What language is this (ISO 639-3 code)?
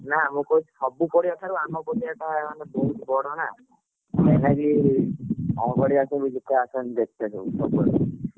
ori